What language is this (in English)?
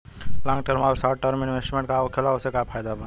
Bhojpuri